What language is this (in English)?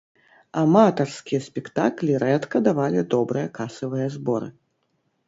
Belarusian